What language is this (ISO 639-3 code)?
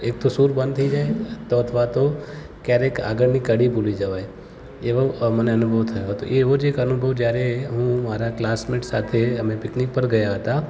guj